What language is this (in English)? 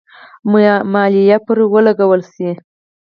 Pashto